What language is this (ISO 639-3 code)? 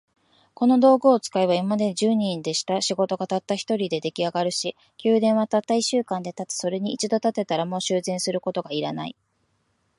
jpn